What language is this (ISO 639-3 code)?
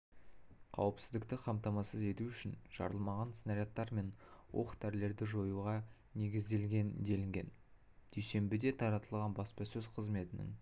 kaz